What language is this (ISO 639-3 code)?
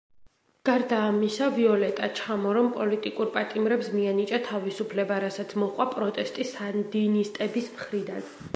kat